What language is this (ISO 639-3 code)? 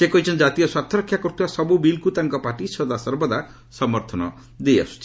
ori